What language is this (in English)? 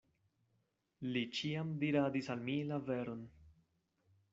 Esperanto